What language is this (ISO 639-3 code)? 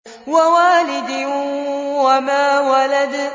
ara